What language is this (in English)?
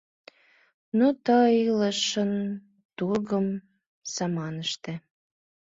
Mari